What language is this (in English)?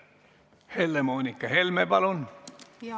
Estonian